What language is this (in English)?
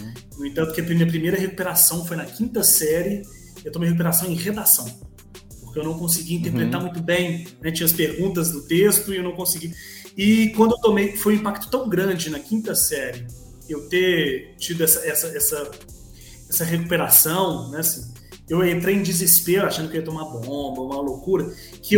Portuguese